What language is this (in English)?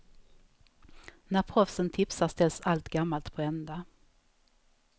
Swedish